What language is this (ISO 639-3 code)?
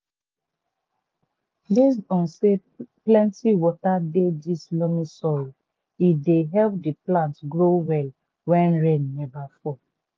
pcm